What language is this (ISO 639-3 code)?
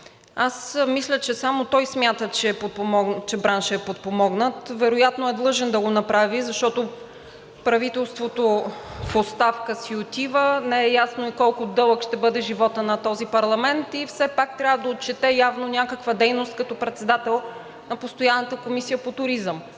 bul